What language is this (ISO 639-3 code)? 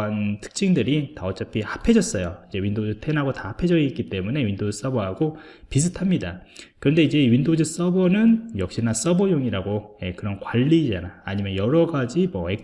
kor